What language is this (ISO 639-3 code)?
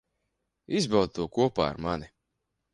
lav